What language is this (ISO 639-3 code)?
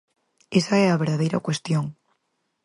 glg